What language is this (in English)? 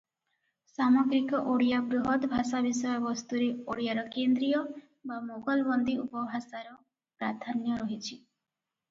Odia